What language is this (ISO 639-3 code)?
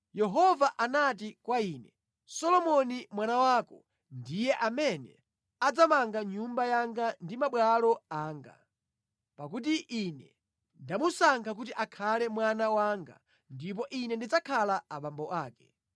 nya